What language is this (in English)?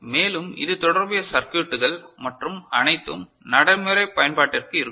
Tamil